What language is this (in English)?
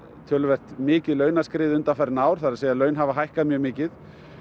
Icelandic